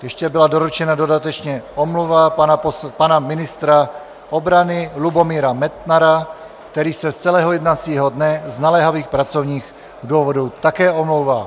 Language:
Czech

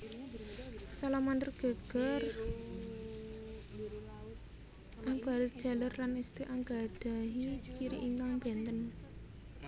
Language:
Javanese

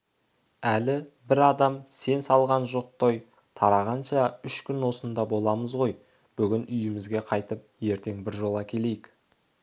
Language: Kazakh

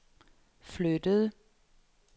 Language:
Danish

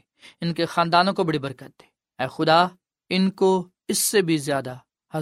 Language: Urdu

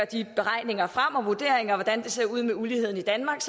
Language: Danish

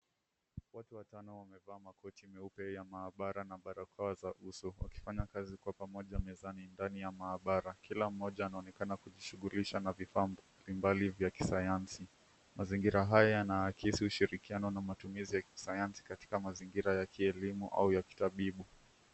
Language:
Swahili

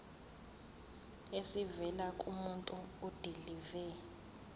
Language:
Zulu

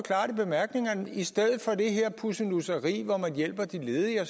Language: Danish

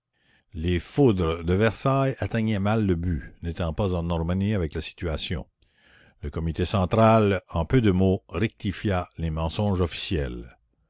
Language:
French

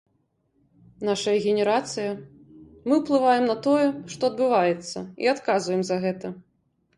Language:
Belarusian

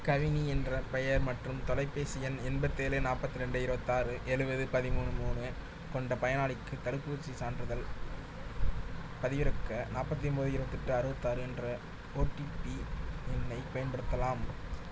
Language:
Tamil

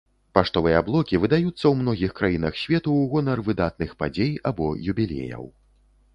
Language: Belarusian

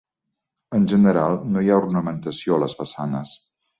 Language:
Catalan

